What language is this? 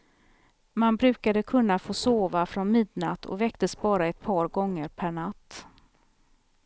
Swedish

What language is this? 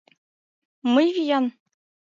Mari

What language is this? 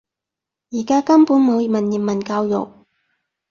Cantonese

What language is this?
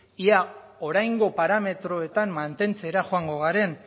Basque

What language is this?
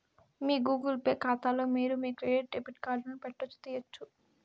Telugu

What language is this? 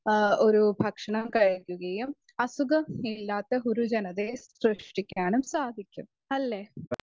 Malayalam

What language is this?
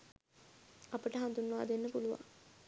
Sinhala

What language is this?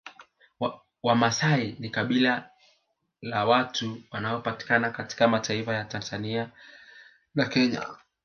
Swahili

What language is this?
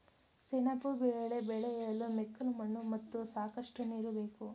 Kannada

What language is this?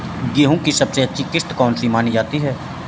Hindi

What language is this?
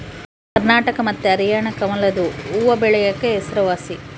Kannada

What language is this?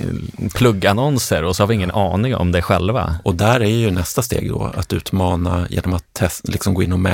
Swedish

